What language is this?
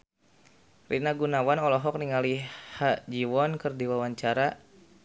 Sundanese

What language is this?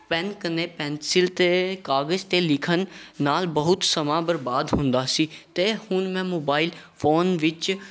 Punjabi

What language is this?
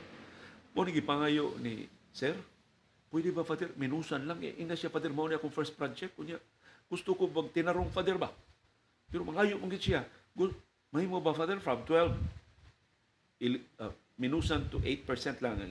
Filipino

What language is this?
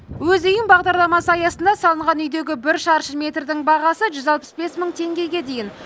Kazakh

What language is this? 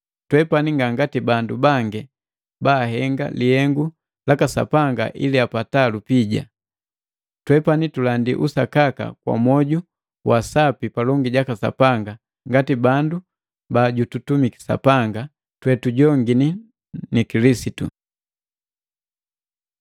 Matengo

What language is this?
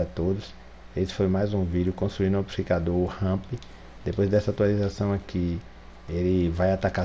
Portuguese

